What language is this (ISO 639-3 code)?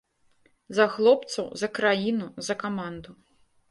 bel